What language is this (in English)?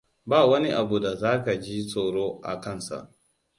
Hausa